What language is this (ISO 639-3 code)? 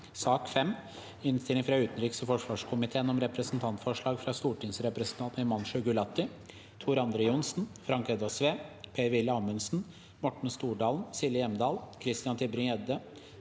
nor